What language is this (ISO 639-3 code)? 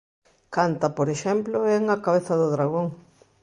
glg